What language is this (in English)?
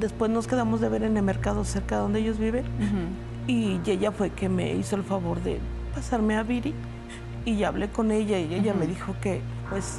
Spanish